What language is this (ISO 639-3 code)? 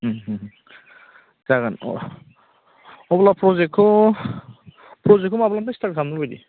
brx